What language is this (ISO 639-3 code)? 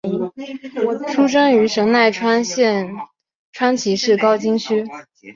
zho